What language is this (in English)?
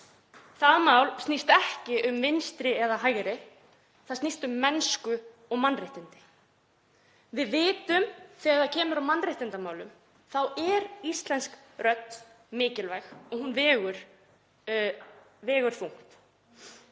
Icelandic